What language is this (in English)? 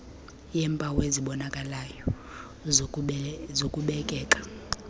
Xhosa